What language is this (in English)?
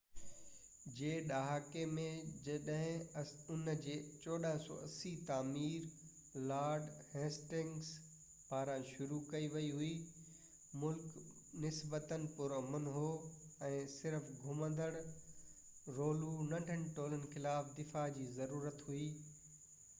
Sindhi